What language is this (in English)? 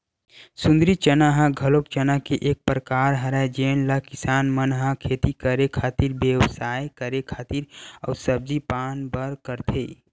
Chhattisgarhi